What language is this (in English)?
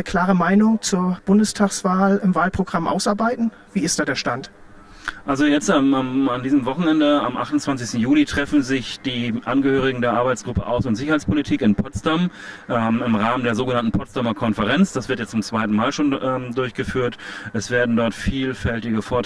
German